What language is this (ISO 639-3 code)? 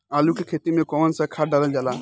bho